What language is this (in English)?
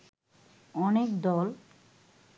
Bangla